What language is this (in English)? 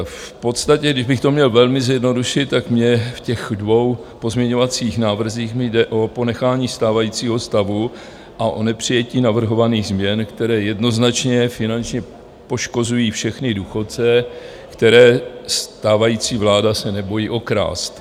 Czech